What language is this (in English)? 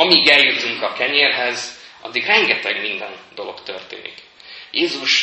Hungarian